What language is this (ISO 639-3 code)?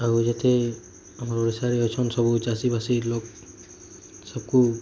ori